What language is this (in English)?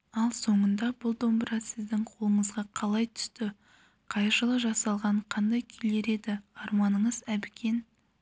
Kazakh